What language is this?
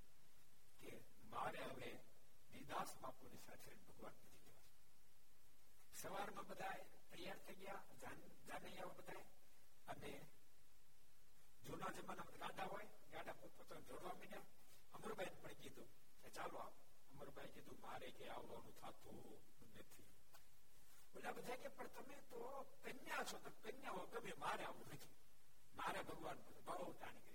Gujarati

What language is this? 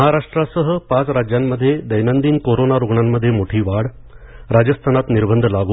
Marathi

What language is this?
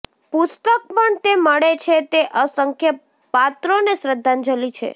Gujarati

